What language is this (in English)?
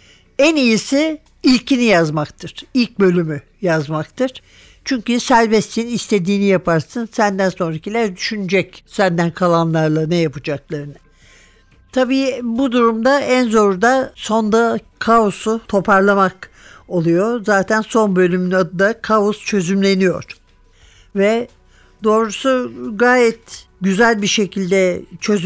Turkish